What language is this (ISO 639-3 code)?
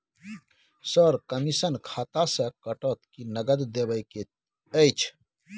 mai